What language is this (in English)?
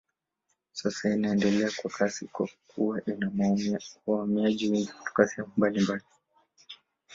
Swahili